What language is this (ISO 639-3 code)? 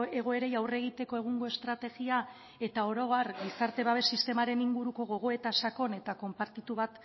eus